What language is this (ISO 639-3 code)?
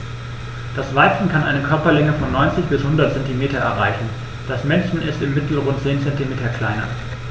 deu